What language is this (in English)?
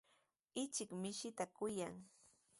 Sihuas Ancash Quechua